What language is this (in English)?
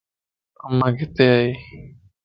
Lasi